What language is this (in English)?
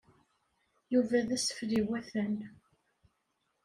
Kabyle